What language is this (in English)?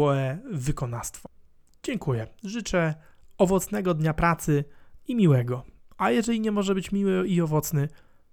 Polish